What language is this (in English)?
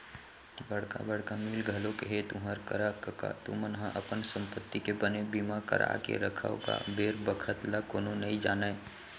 Chhattisgarhi